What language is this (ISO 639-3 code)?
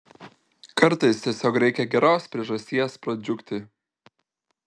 lit